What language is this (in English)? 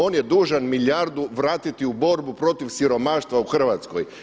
Croatian